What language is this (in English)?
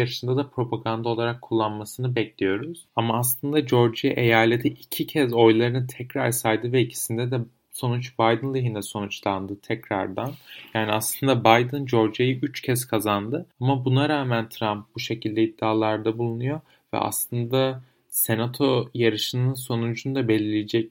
Turkish